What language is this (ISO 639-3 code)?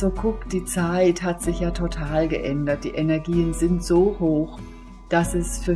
deu